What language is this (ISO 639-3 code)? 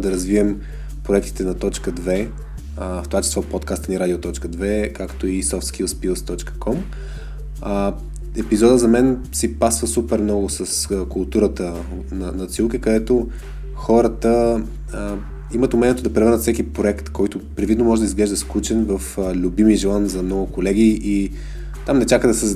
bul